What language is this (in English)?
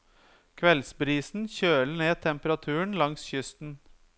Norwegian